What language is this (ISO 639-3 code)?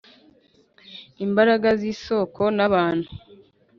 kin